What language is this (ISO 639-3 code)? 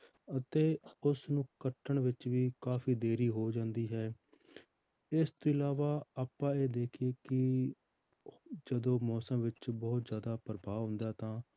pan